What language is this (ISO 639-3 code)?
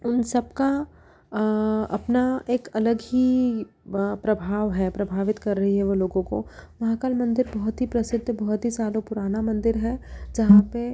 hin